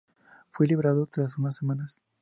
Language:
Spanish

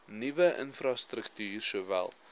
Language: Afrikaans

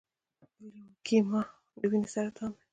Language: Pashto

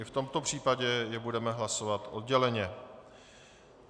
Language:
Czech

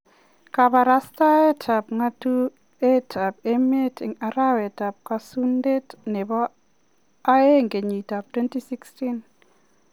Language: Kalenjin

